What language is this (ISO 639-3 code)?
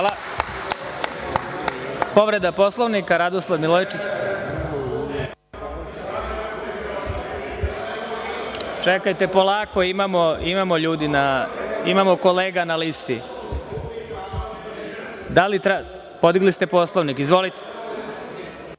srp